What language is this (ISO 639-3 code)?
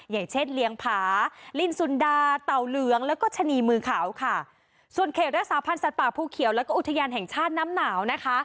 tha